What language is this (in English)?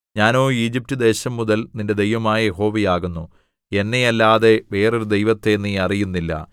Malayalam